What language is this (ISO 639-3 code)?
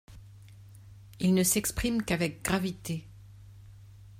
fra